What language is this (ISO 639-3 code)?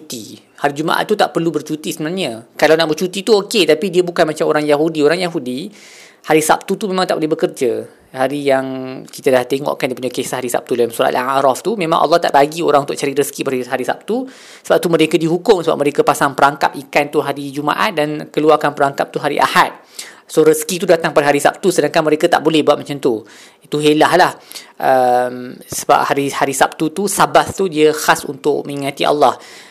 msa